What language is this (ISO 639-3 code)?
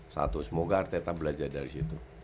ind